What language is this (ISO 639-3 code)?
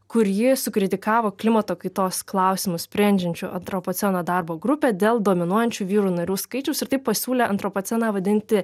lit